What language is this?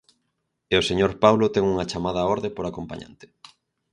Galician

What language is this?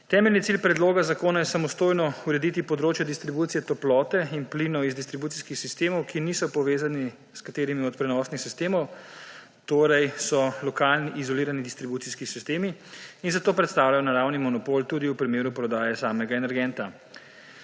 Slovenian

